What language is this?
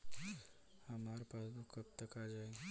Bhojpuri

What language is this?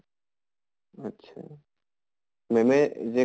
Assamese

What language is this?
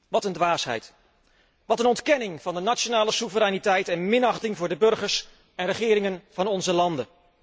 Dutch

